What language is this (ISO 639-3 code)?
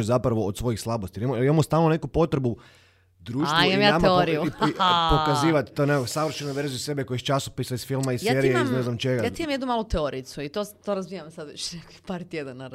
hrv